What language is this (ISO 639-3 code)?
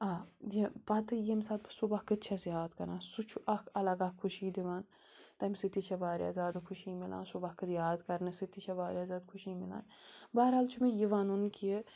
kas